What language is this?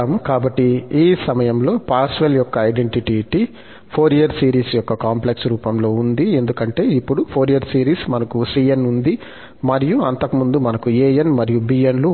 Telugu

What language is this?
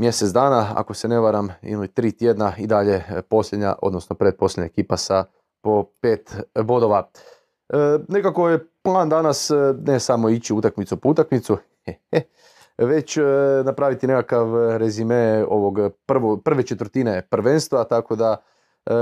Croatian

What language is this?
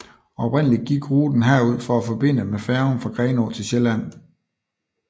Danish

